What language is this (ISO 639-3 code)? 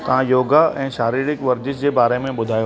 snd